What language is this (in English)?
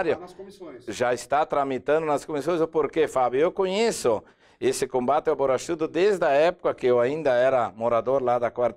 Portuguese